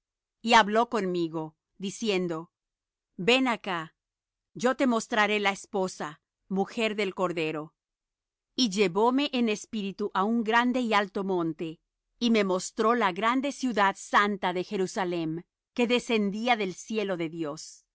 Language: Spanish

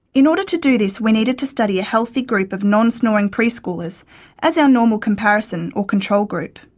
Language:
English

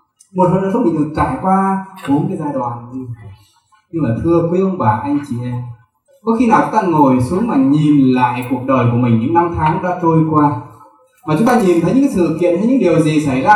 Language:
Vietnamese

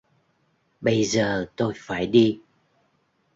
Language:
Vietnamese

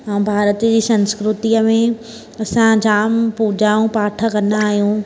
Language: Sindhi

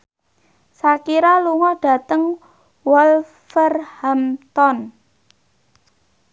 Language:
Javanese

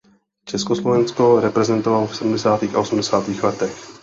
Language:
Czech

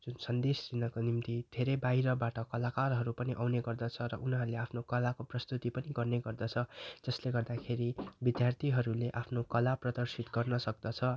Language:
Nepali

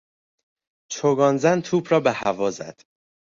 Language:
Persian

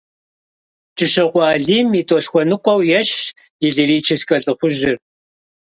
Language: Kabardian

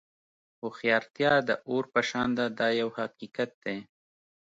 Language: Pashto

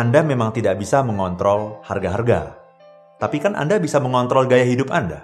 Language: Indonesian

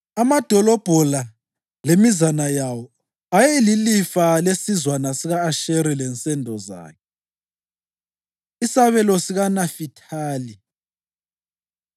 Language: North Ndebele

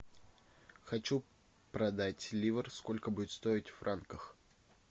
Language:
Russian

